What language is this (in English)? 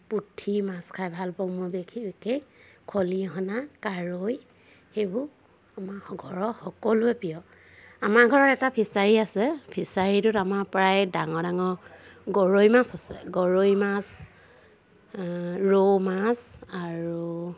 Assamese